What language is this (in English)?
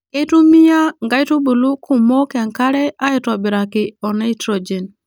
Masai